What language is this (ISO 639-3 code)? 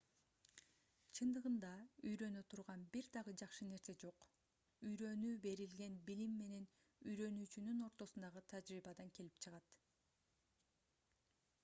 kir